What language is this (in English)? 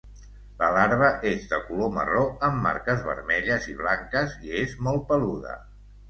Catalan